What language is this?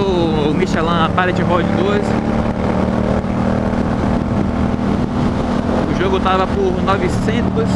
Portuguese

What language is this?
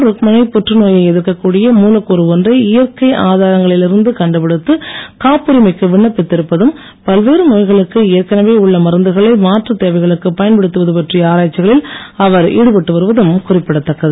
Tamil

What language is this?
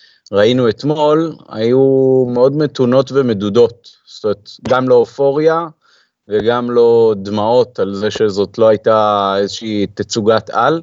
Hebrew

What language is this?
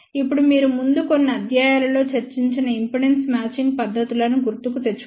Telugu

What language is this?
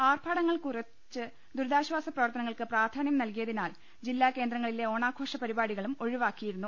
Malayalam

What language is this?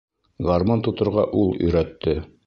Bashkir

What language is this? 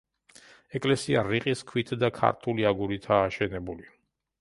Georgian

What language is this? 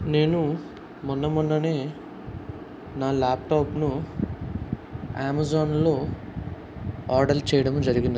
Telugu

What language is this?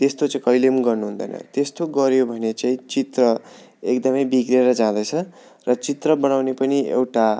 Nepali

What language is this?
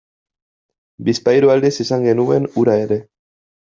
Basque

